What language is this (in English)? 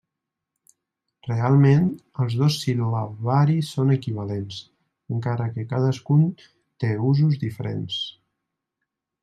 Catalan